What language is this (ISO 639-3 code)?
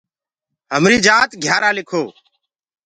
ggg